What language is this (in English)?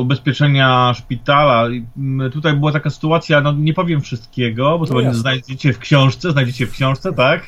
Polish